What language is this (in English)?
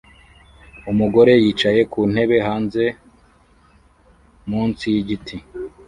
Kinyarwanda